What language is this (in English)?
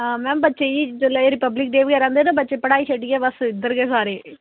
Dogri